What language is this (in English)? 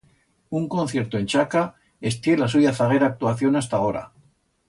Aragonese